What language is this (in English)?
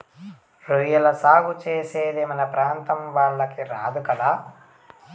Telugu